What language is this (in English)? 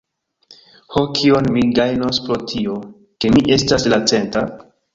Esperanto